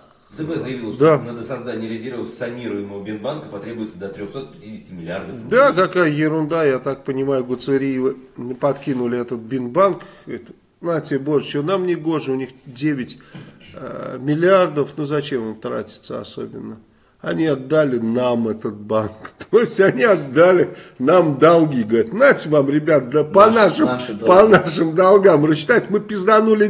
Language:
Russian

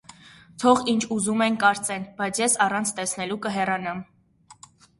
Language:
Armenian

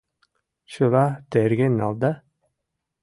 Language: Mari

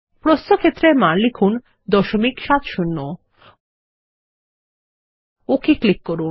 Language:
Bangla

